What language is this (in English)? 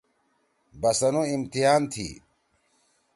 Torwali